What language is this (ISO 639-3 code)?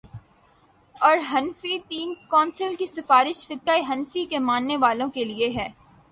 urd